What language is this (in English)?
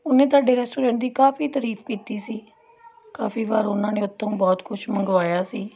Punjabi